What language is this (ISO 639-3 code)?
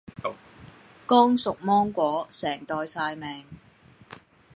yue